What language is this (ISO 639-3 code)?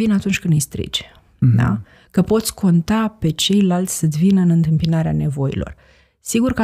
ron